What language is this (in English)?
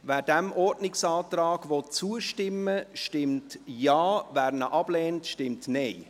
Swiss German